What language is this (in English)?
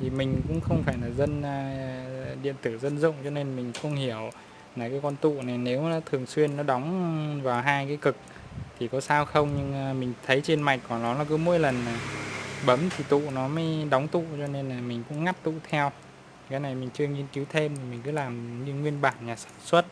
Vietnamese